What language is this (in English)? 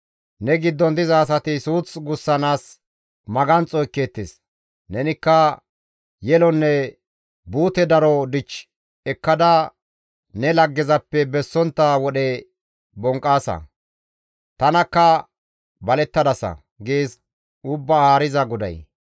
Gamo